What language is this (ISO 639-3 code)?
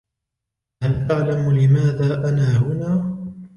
ara